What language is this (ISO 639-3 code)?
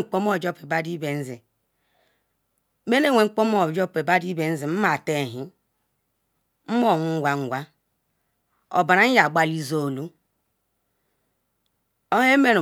ikw